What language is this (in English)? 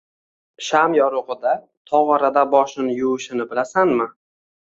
Uzbek